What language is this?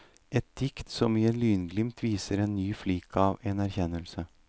Norwegian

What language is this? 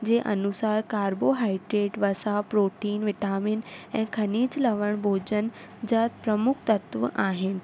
Sindhi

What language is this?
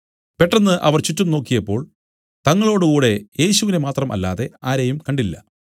Malayalam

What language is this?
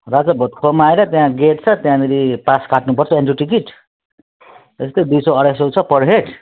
Nepali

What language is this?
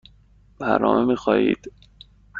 Persian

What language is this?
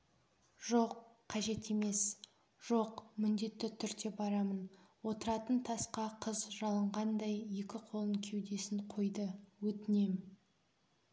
Kazakh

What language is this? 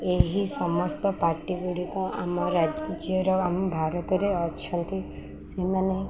Odia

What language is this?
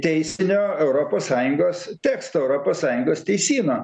Lithuanian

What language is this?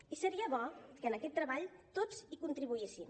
Catalan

